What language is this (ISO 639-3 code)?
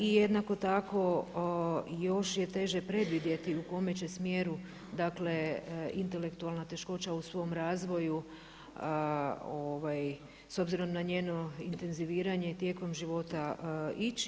hrv